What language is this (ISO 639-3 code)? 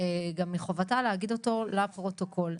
heb